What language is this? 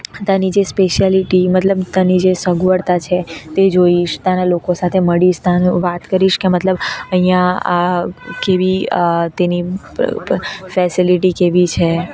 Gujarati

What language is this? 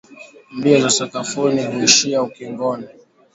Swahili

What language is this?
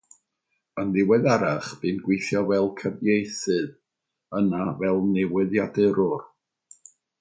Welsh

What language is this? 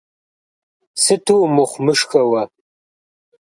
Kabardian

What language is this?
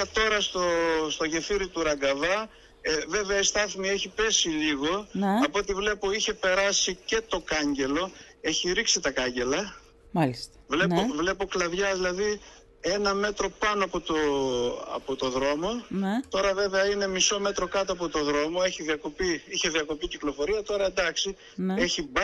Greek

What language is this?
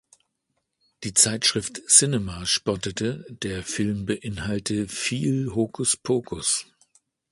German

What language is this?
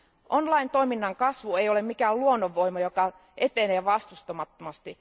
Finnish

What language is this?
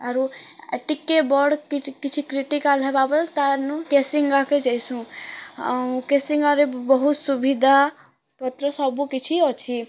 Odia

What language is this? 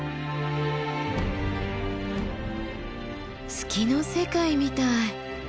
Japanese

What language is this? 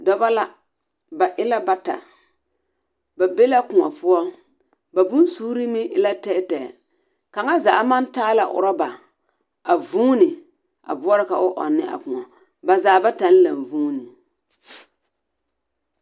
Southern Dagaare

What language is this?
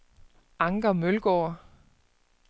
Danish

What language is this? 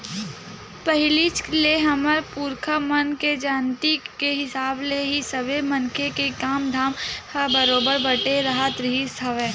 Chhattisgarhi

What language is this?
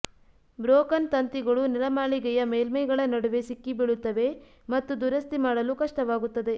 Kannada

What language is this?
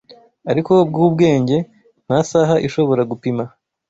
Kinyarwanda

